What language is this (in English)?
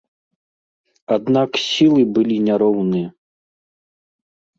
Belarusian